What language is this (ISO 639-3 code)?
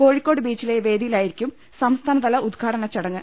mal